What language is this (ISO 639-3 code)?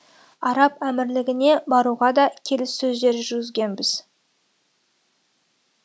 kaz